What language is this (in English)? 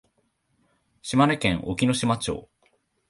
Japanese